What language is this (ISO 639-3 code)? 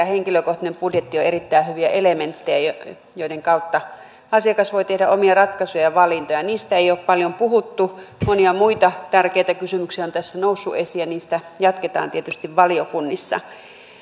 fin